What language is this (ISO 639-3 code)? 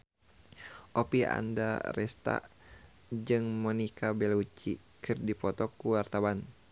sun